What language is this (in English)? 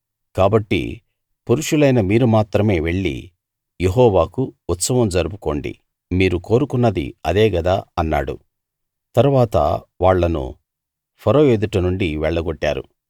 Telugu